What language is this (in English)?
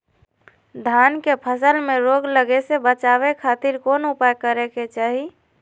Magahi